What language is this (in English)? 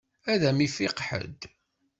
Kabyle